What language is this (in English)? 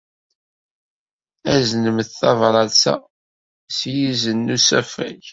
Kabyle